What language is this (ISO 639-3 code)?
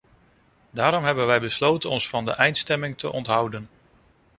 nld